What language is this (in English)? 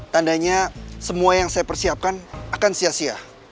Indonesian